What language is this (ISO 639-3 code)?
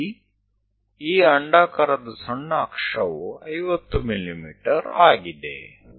guj